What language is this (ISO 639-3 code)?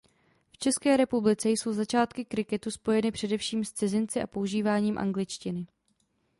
ces